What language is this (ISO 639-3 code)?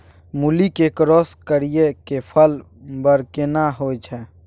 mai